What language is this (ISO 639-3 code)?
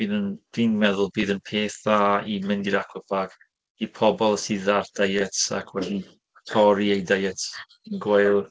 cym